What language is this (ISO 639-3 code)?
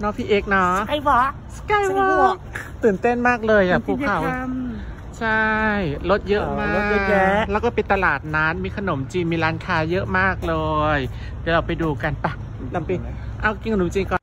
tha